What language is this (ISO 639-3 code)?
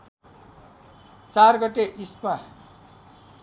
nep